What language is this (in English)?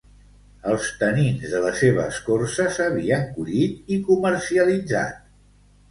Catalan